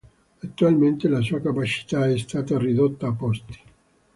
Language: Italian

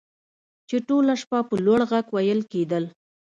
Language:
Pashto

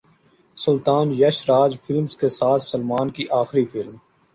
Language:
Urdu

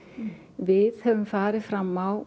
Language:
Icelandic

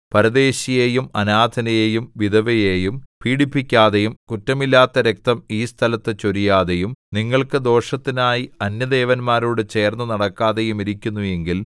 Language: Malayalam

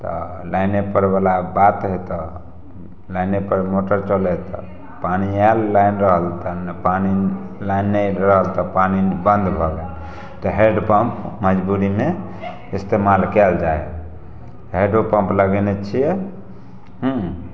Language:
Maithili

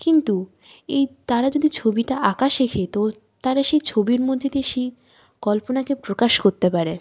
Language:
Bangla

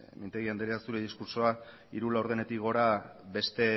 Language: Basque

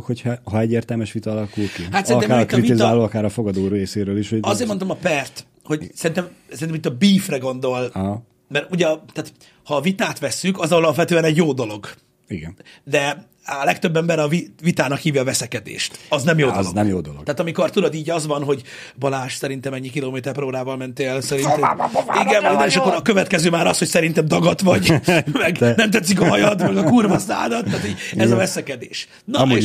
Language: Hungarian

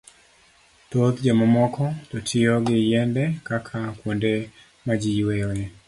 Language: Luo (Kenya and Tanzania)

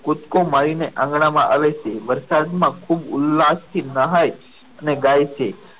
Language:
Gujarati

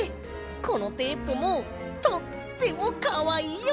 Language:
Japanese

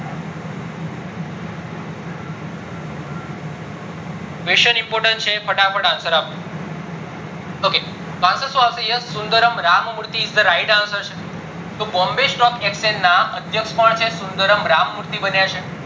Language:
Gujarati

